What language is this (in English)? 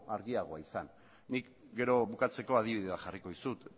Basque